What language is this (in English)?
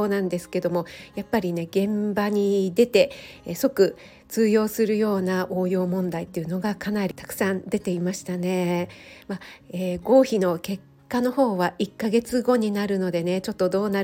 Japanese